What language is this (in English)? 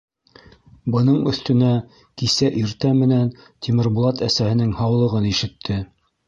Bashkir